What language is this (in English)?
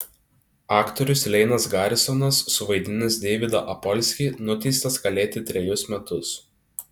Lithuanian